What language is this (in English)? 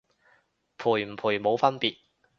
Cantonese